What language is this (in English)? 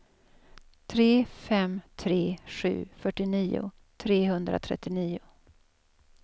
Swedish